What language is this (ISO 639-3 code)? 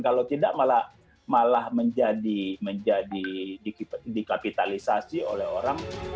ind